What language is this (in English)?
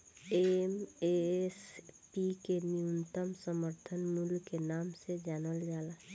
Bhojpuri